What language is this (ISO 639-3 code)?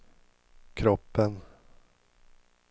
swe